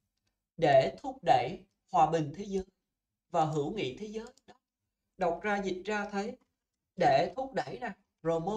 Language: Vietnamese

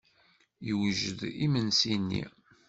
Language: Kabyle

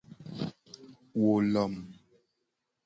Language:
Gen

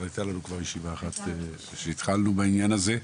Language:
Hebrew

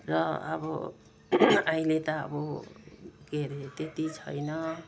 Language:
Nepali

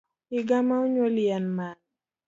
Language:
Luo (Kenya and Tanzania)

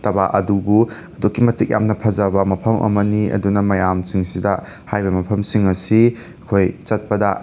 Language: Manipuri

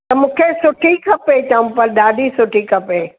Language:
Sindhi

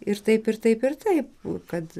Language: Lithuanian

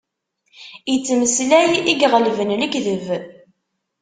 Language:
Kabyle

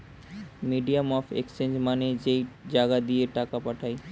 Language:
Bangla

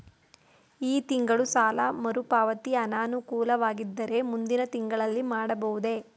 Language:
Kannada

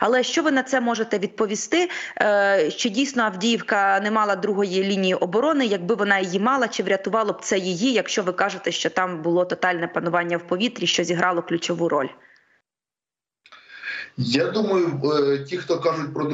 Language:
Ukrainian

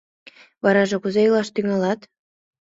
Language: Mari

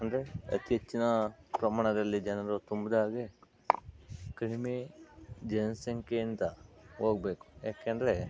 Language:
Kannada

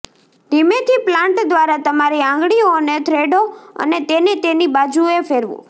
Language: Gujarati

